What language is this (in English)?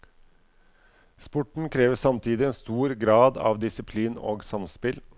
Norwegian